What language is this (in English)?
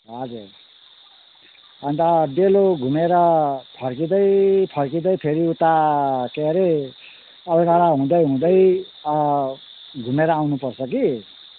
Nepali